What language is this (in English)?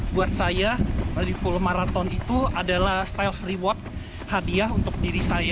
Indonesian